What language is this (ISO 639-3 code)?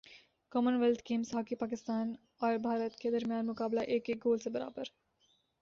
urd